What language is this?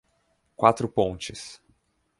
Portuguese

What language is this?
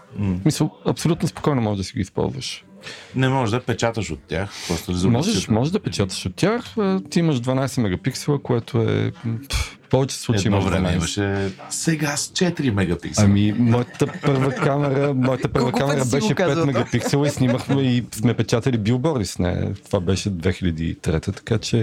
Bulgarian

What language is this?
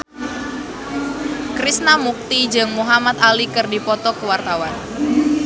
Sundanese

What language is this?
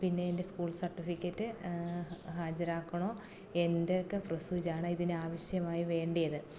Malayalam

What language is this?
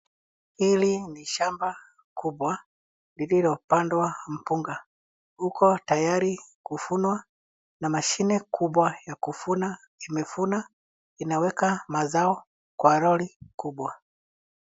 Swahili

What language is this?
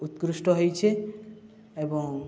Odia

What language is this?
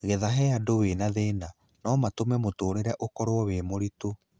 Kikuyu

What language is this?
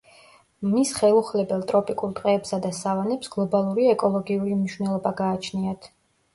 Georgian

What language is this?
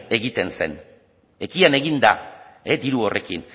Basque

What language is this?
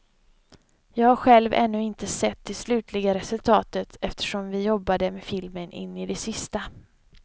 Swedish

